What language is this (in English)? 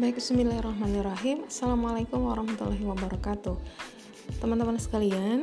Indonesian